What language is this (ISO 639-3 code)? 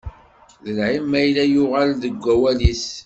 kab